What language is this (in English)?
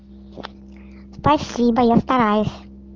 Russian